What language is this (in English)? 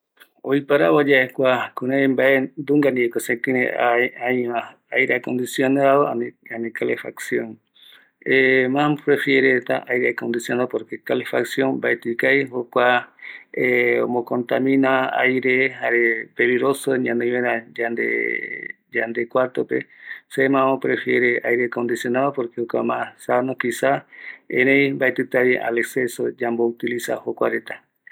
Eastern Bolivian Guaraní